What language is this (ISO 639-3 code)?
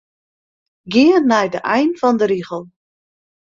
fry